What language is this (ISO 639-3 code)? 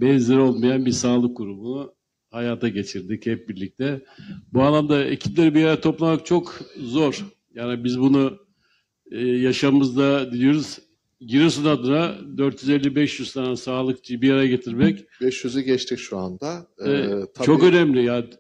tur